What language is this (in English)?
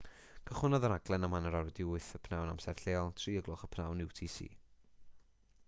Welsh